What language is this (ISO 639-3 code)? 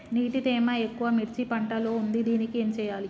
tel